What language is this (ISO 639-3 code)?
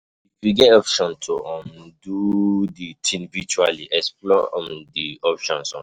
pcm